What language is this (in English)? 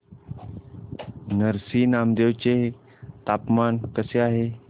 Marathi